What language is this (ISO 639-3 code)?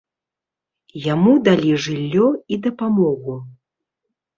bel